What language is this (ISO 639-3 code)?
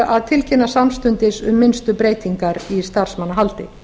isl